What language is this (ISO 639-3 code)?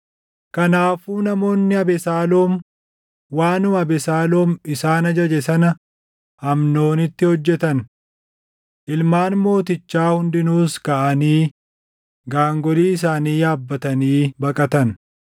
orm